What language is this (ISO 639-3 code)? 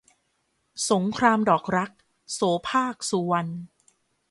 tha